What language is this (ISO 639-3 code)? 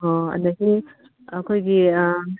mni